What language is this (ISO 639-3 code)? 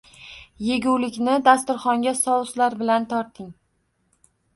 uzb